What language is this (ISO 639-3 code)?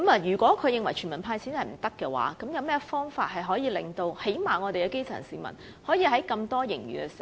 yue